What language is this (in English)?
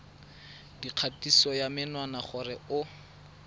Tswana